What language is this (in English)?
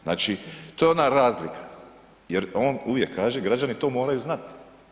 Croatian